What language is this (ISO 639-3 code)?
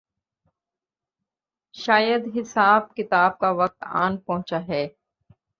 urd